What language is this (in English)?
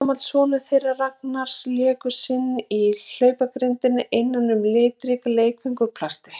Icelandic